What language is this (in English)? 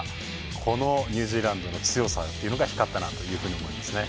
Japanese